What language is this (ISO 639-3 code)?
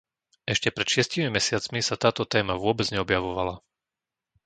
slk